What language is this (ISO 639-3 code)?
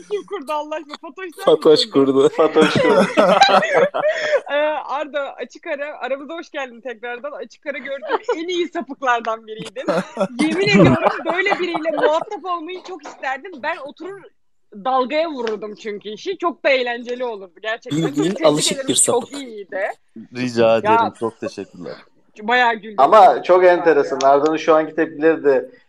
tur